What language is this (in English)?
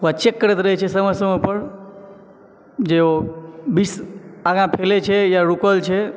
Maithili